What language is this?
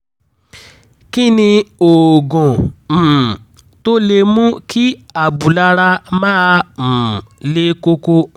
Yoruba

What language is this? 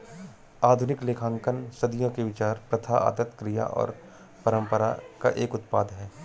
Hindi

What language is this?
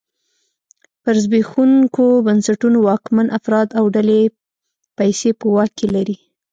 Pashto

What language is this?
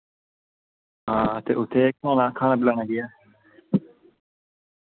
Dogri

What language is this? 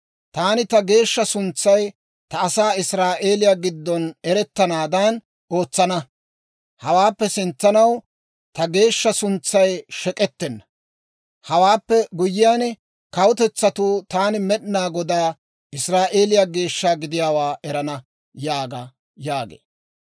Dawro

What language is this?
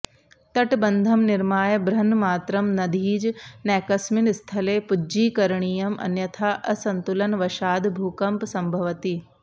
Sanskrit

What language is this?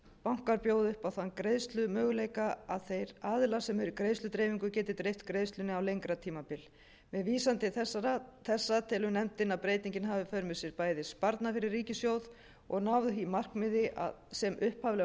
Icelandic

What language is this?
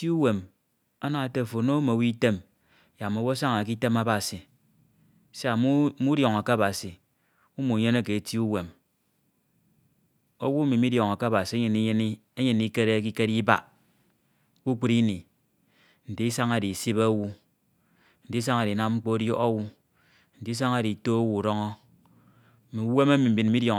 Ito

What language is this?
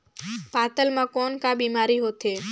Chhattisgarhi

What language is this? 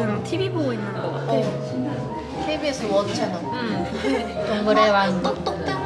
Korean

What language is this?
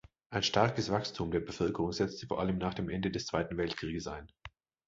German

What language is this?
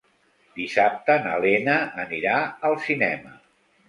Catalan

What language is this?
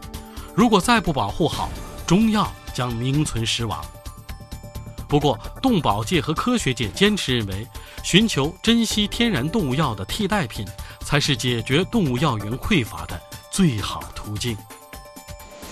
Chinese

